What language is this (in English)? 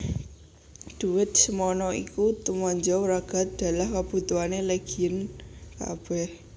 Javanese